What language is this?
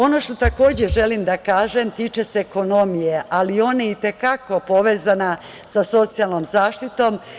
Serbian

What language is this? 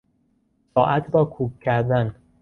Persian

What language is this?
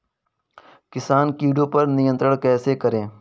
Hindi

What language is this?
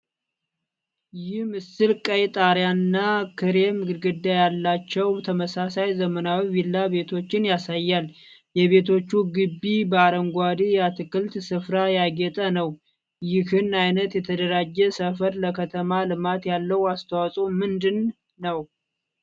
Amharic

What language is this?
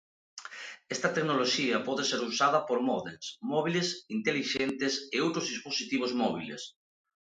Galician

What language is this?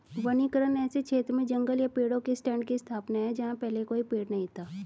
Hindi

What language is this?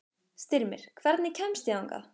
Icelandic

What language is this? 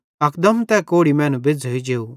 Bhadrawahi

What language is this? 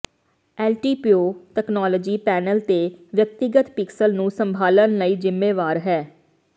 Punjabi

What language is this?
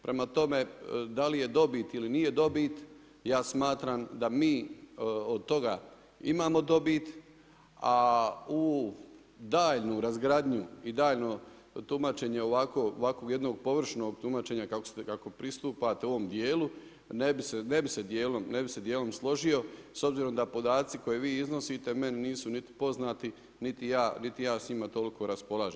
Croatian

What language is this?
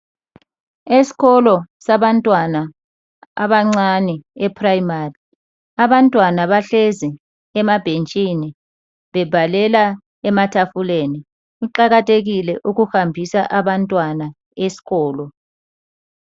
North Ndebele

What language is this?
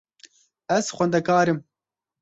Kurdish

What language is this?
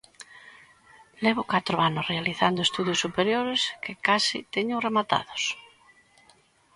Galician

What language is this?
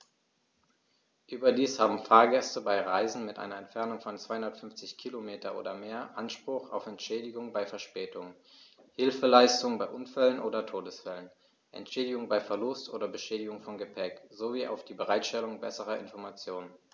German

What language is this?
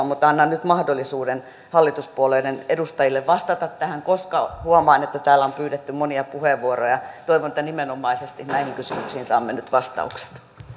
Finnish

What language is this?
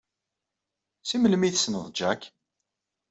Kabyle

